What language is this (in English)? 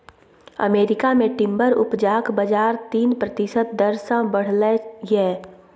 Maithili